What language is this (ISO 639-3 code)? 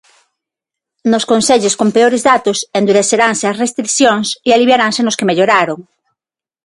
glg